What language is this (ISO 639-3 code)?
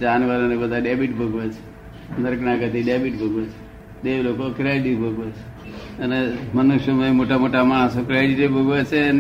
guj